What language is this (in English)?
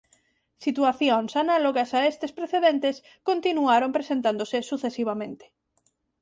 Galician